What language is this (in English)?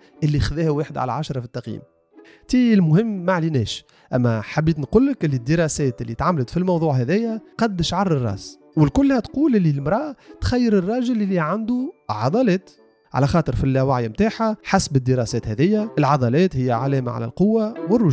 Arabic